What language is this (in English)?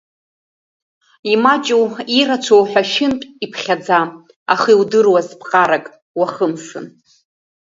Abkhazian